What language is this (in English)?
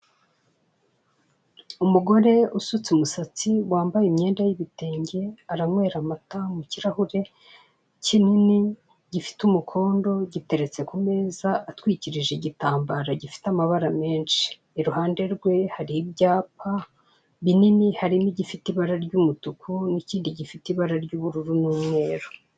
Kinyarwanda